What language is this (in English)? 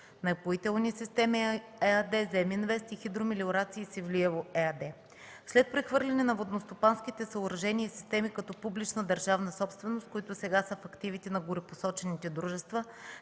Bulgarian